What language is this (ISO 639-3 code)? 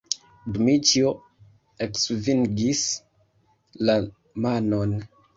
epo